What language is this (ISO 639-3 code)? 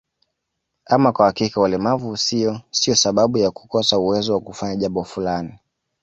swa